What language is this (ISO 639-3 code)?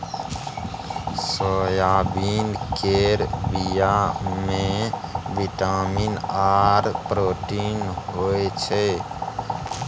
mai